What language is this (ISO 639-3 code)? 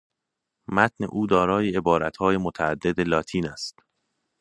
fas